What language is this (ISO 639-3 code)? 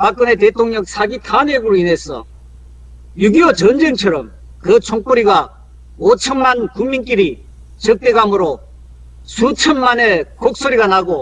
kor